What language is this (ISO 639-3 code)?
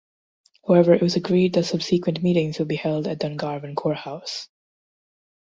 eng